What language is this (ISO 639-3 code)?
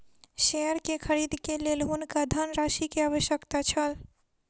mai